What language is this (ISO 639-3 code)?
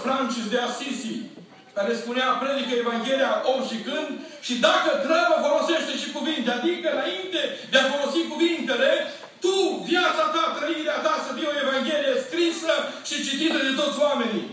ron